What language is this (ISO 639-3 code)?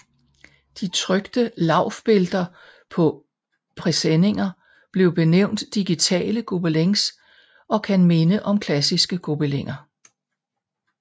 dan